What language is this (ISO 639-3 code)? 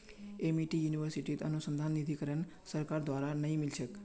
mag